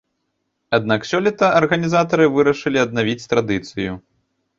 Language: Belarusian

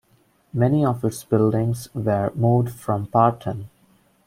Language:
English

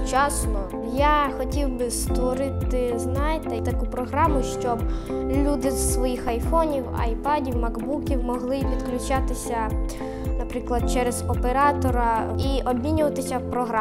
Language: Ukrainian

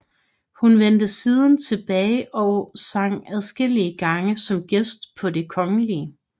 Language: Danish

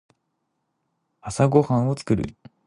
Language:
Japanese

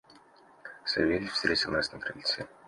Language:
Russian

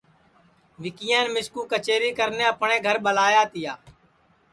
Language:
Sansi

